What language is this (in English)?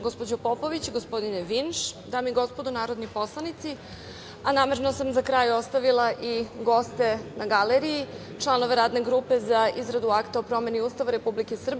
Serbian